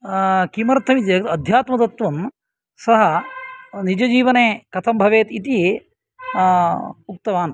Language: Sanskrit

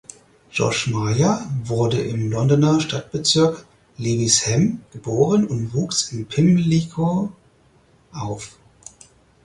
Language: German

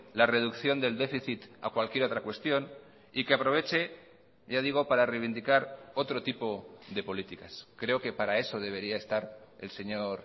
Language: Spanish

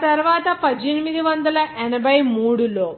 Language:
Telugu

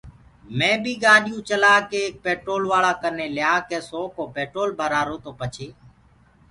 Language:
Gurgula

